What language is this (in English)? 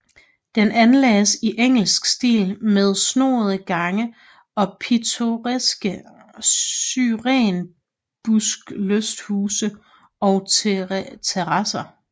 Danish